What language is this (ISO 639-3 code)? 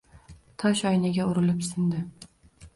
uzb